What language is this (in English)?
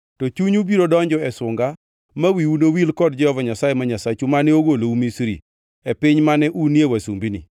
Luo (Kenya and Tanzania)